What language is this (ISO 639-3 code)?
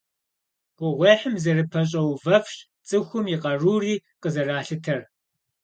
kbd